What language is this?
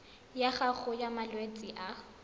Tswana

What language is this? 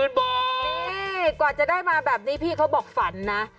Thai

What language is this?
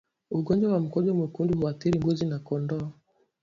Swahili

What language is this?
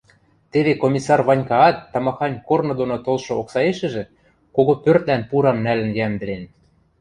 Western Mari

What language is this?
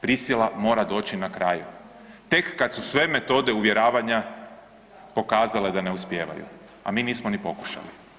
Croatian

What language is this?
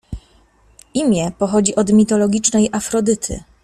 Polish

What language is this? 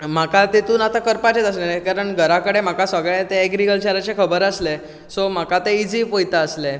Konkani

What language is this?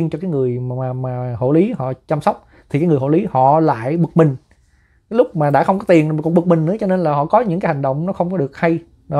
Vietnamese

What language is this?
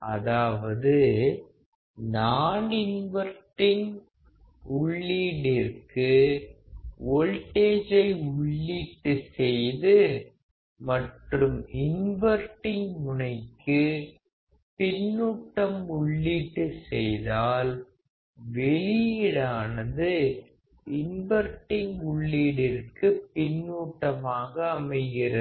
Tamil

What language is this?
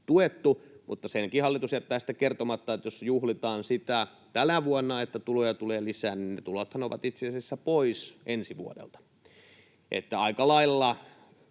Finnish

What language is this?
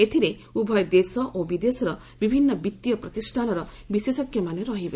Odia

